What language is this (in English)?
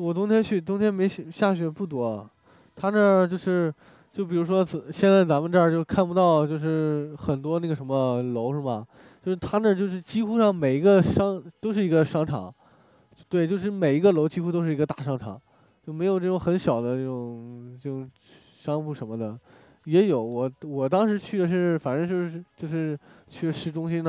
Chinese